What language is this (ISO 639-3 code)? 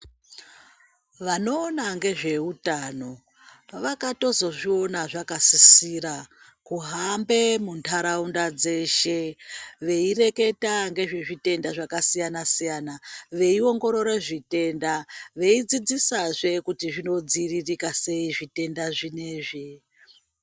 ndc